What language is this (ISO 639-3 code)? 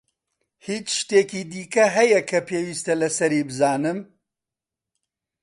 ckb